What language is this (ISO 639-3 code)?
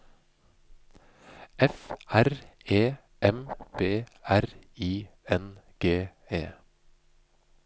nor